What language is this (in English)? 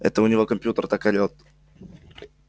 Russian